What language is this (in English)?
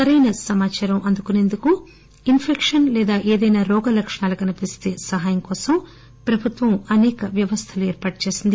Telugu